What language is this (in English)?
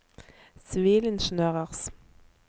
Norwegian